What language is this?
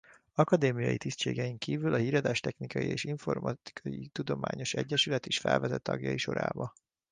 Hungarian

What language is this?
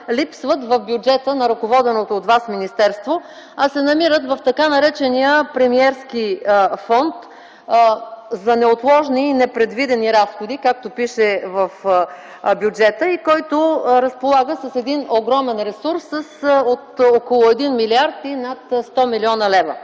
Bulgarian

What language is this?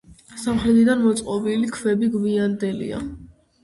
Georgian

